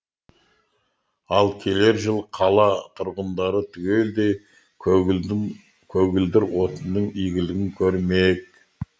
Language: Kazakh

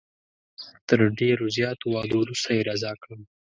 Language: Pashto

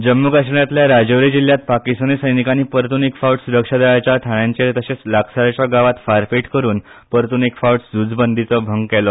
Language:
Konkani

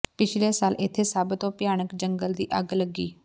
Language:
Punjabi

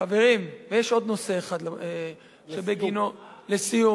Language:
Hebrew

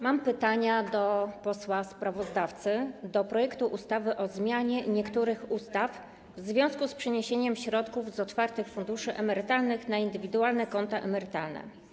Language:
Polish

